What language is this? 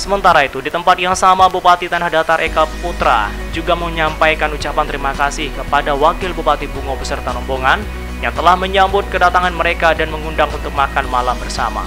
Indonesian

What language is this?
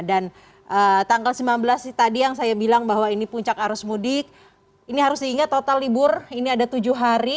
Indonesian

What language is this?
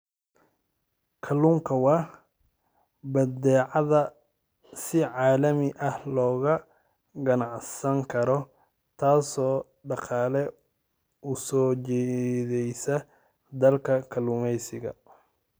Somali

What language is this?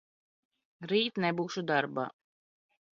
Latvian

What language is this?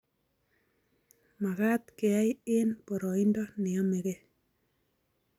Kalenjin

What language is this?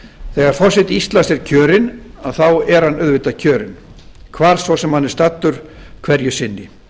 Icelandic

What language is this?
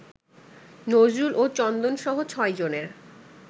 Bangla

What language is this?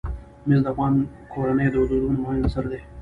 Pashto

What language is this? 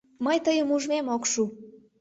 Mari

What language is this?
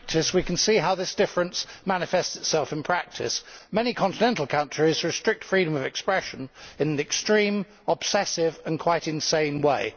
English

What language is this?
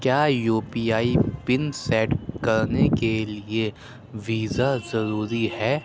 Urdu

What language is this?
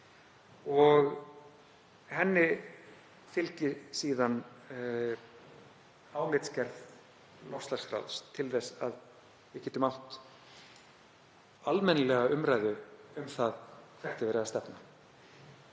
Icelandic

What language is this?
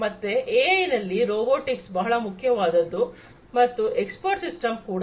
Kannada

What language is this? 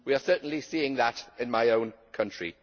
English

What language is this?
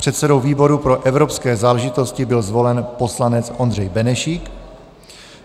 Czech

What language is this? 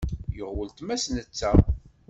Kabyle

